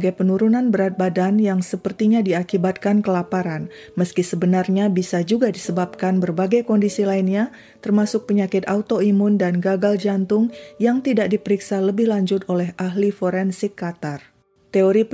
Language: Indonesian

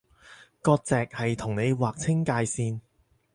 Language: Cantonese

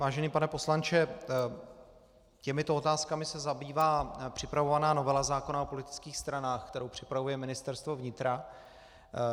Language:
Czech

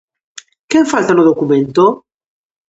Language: Galician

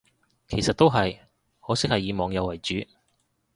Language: Cantonese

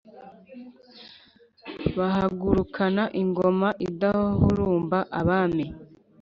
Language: Kinyarwanda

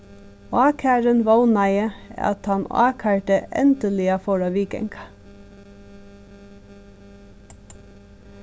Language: Faroese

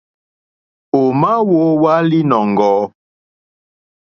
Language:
Mokpwe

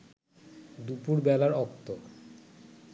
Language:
Bangla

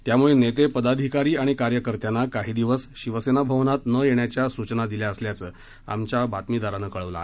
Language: Marathi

